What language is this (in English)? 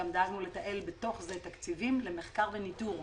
Hebrew